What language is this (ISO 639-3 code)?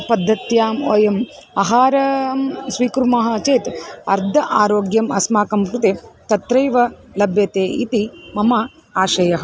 san